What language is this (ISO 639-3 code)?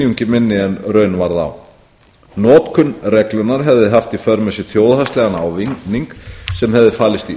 isl